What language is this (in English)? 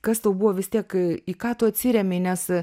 Lithuanian